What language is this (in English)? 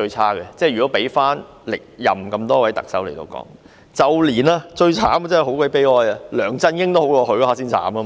Cantonese